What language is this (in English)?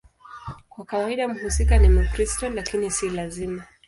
Swahili